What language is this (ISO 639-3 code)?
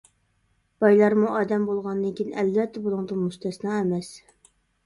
uig